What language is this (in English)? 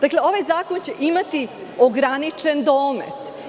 Serbian